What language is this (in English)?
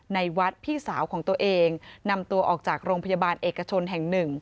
Thai